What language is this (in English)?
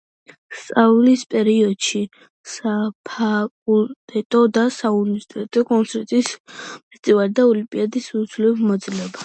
Georgian